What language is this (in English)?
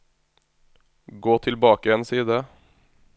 Norwegian